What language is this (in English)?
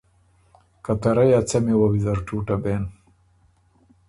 Ormuri